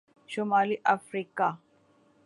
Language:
Urdu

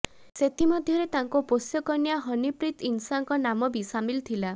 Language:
Odia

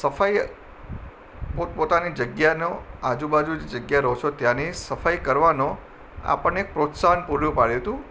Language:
Gujarati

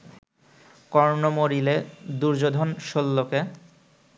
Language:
Bangla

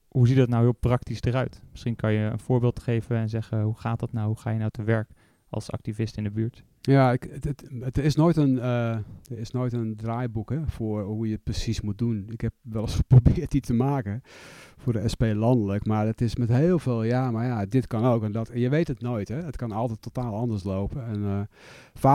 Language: Dutch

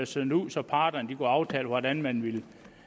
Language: Danish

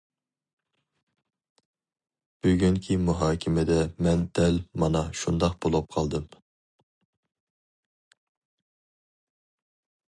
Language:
Uyghur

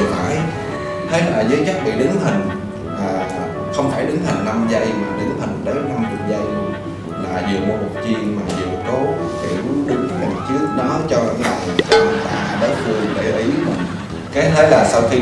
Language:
Vietnamese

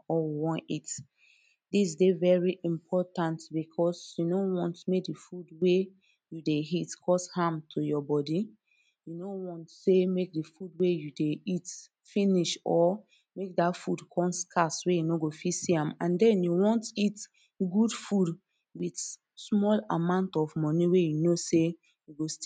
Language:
Nigerian Pidgin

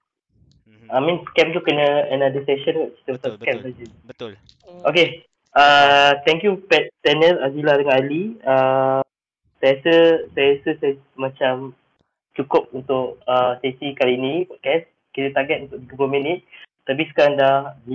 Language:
Malay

